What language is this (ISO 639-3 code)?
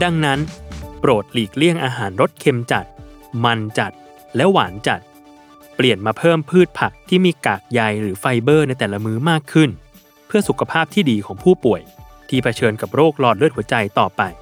tha